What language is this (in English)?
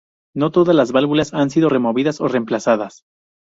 Spanish